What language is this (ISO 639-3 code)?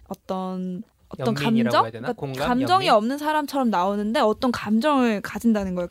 kor